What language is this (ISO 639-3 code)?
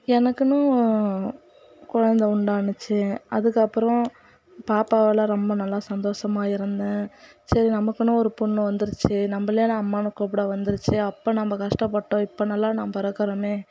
tam